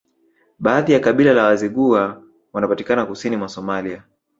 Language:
Swahili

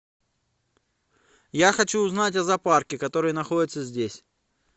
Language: Russian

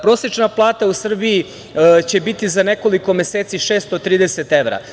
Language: Serbian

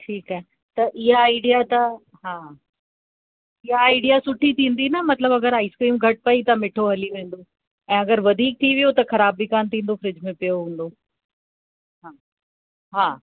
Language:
Sindhi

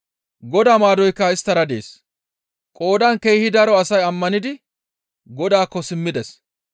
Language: Gamo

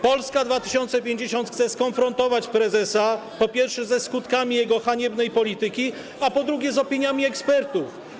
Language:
Polish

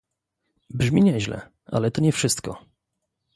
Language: Polish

